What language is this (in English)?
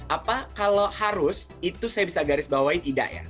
Indonesian